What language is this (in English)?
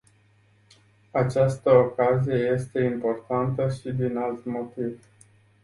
Romanian